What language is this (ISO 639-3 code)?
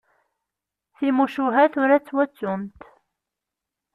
kab